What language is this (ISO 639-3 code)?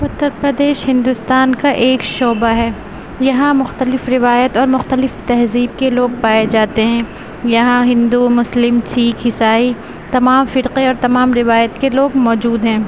urd